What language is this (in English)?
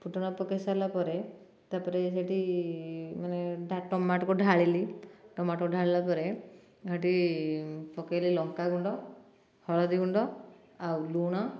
Odia